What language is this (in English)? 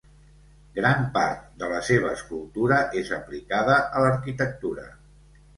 Catalan